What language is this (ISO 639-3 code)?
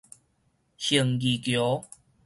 nan